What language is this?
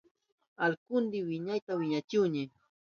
Southern Pastaza Quechua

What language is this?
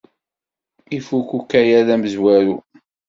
Kabyle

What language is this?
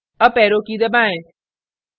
Hindi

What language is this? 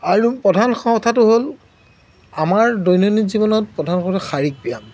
Assamese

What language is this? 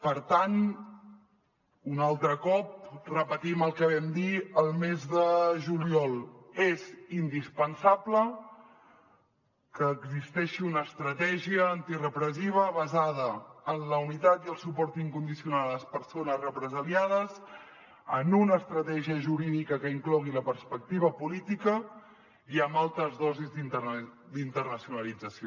Catalan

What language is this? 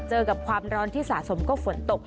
Thai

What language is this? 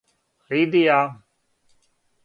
Serbian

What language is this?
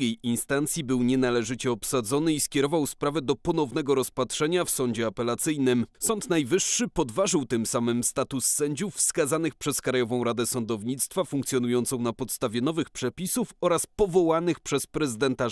Polish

